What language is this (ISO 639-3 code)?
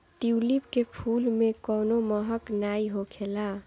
bho